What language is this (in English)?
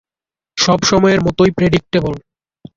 Bangla